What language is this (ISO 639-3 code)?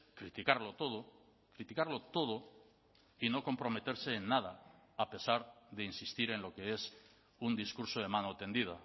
spa